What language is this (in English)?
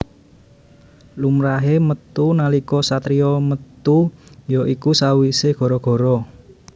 Javanese